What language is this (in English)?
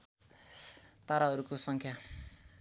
Nepali